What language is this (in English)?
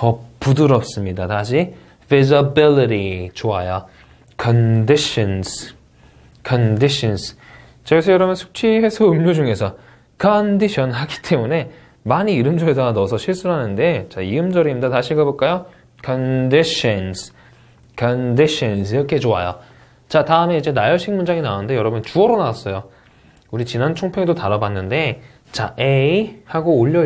Korean